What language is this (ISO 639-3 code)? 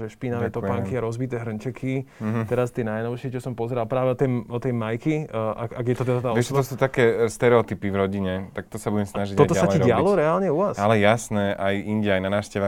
slk